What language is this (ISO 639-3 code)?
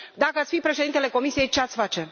ron